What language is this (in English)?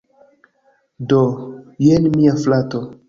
Esperanto